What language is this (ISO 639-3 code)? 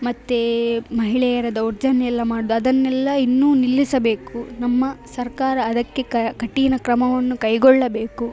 kan